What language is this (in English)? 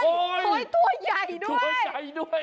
Thai